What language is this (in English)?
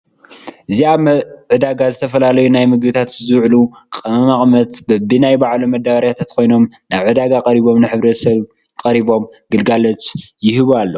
Tigrinya